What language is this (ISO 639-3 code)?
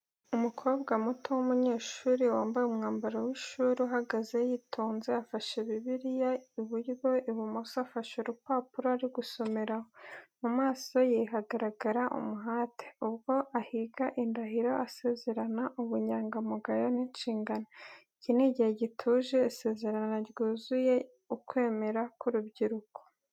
kin